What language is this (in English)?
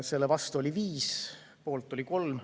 Estonian